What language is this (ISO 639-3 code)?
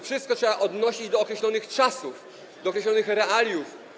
pol